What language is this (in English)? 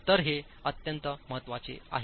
Marathi